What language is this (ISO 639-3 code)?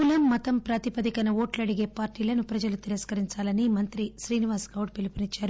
tel